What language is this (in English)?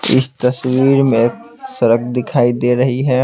Hindi